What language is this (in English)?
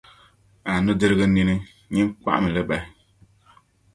Dagbani